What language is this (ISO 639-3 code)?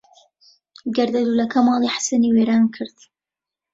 ckb